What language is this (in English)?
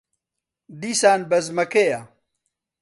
Central Kurdish